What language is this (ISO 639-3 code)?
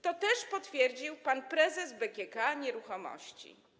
pol